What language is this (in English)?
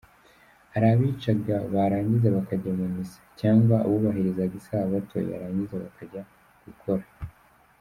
Kinyarwanda